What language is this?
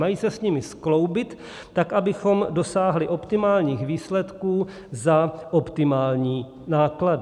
Czech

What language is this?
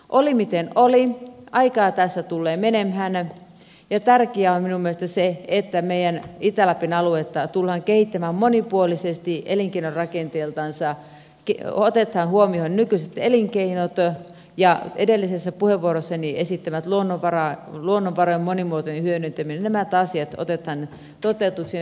Finnish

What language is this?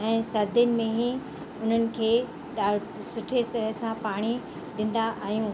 Sindhi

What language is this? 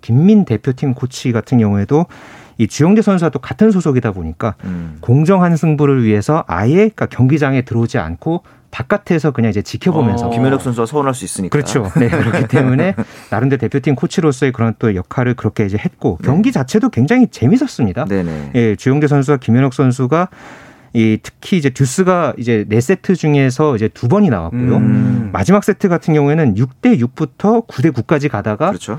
Korean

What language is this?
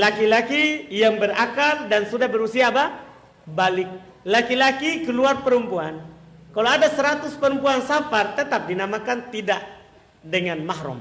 Indonesian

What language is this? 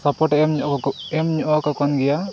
Santali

